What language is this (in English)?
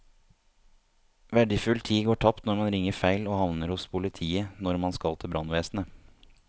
Norwegian